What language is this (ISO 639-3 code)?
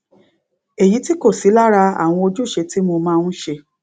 yor